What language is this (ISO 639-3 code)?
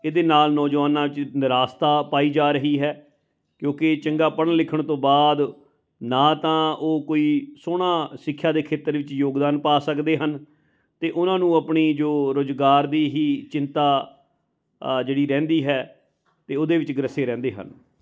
pan